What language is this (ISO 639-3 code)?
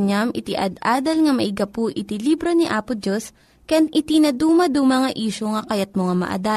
fil